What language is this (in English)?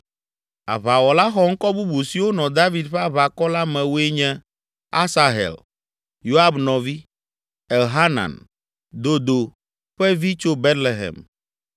Ewe